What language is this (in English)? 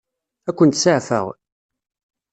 Kabyle